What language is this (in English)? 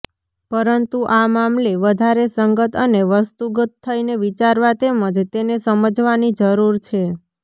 Gujarati